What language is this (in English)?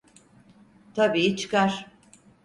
Turkish